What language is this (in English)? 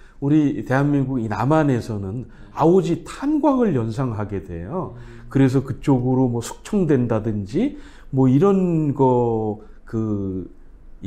Korean